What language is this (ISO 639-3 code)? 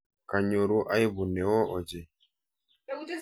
kln